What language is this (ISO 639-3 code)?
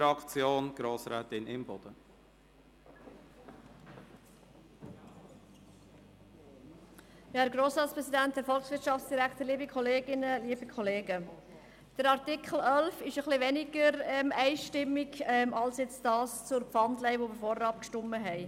gsw